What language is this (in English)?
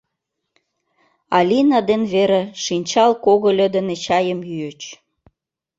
Mari